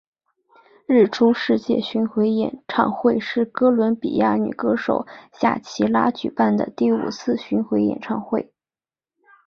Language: Chinese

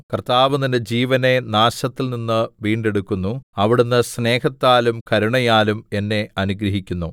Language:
Malayalam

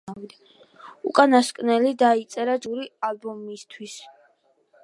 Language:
Georgian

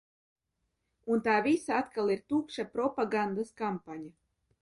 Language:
Latvian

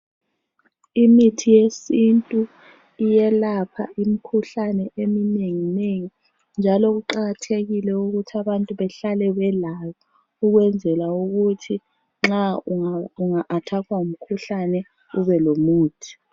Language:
North Ndebele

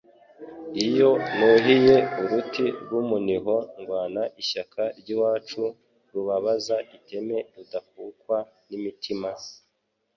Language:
Kinyarwanda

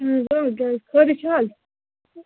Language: Kashmiri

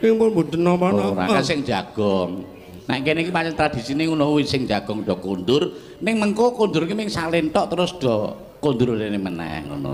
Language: Indonesian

